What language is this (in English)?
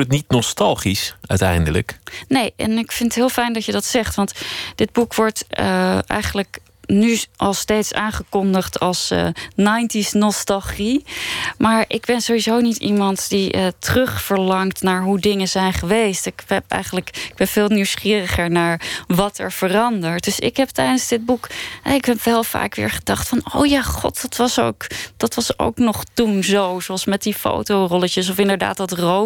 Dutch